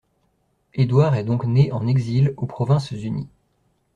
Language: French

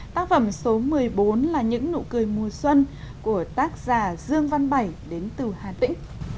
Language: Vietnamese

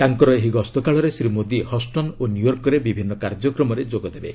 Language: Odia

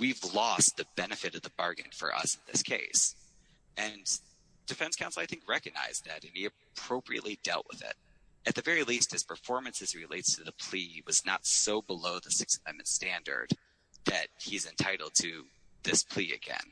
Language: English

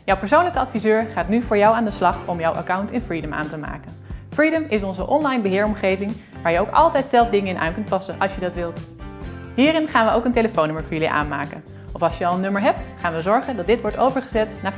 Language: Dutch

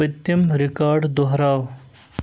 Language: Kashmiri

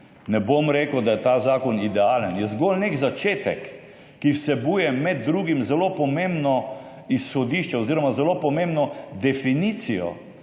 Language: Slovenian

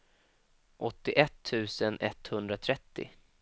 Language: Swedish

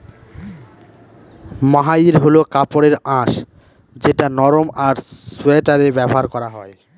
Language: Bangla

